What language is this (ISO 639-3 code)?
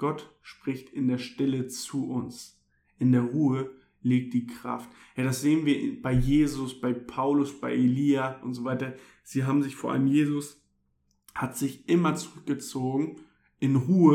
deu